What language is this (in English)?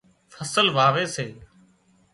Wadiyara Koli